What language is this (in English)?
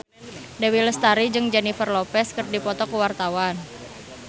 Sundanese